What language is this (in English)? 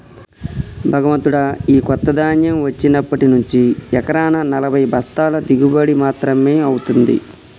Telugu